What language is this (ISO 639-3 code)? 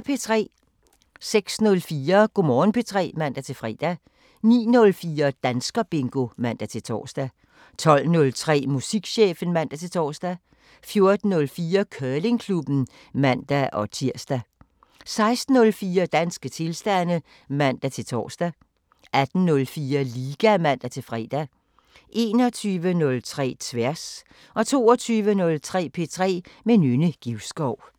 dan